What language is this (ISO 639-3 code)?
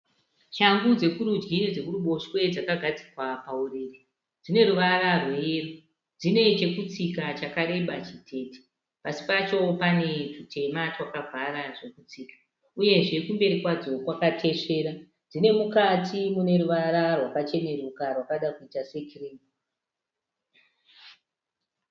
sna